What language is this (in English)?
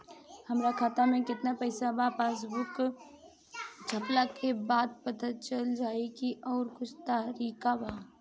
Bhojpuri